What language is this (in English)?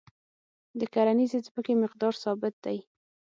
Pashto